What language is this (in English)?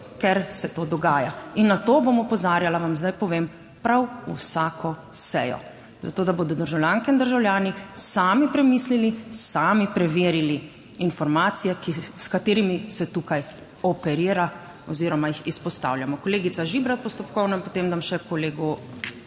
Slovenian